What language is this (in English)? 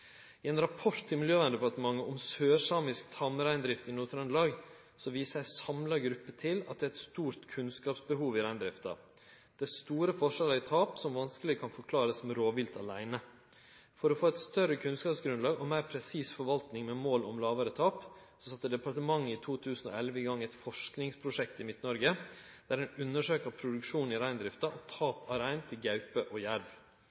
Norwegian Nynorsk